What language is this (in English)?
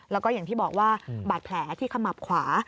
Thai